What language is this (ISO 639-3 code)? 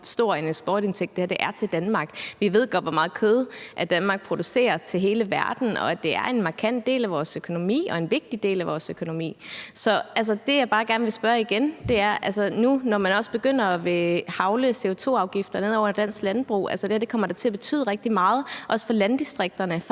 dan